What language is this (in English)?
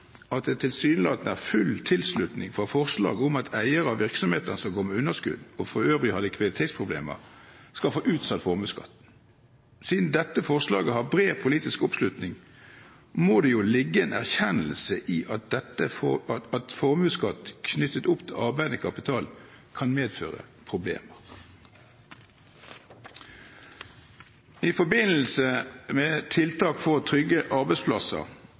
Norwegian Bokmål